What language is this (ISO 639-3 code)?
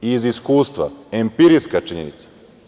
srp